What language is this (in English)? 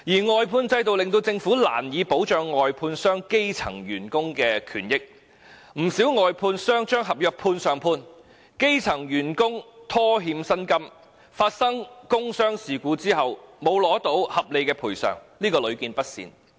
Cantonese